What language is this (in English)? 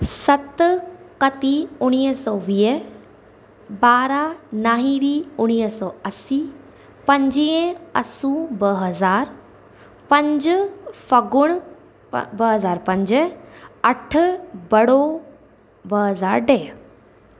Sindhi